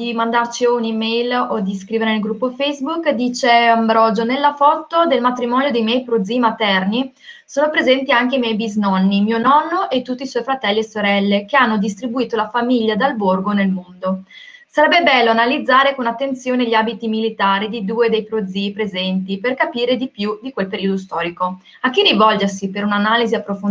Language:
Italian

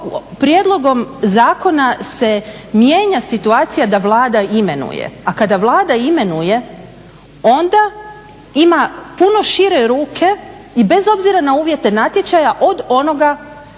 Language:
Croatian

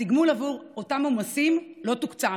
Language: Hebrew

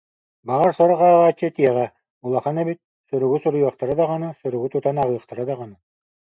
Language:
Yakut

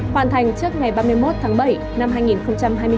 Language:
Vietnamese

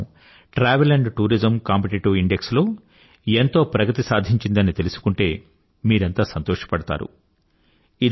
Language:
Telugu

